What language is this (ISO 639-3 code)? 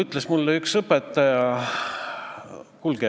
est